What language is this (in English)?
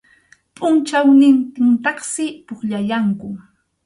Arequipa-La Unión Quechua